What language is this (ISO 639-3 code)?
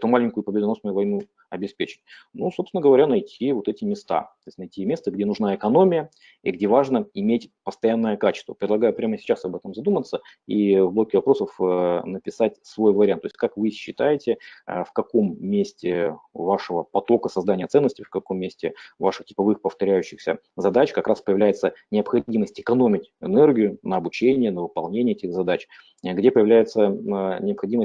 rus